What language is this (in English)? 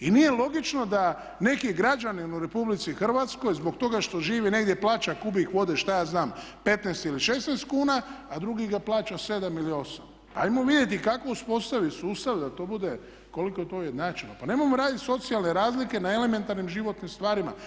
Croatian